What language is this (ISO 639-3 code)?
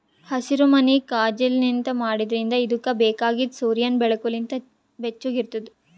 kan